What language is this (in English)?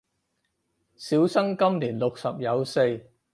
Cantonese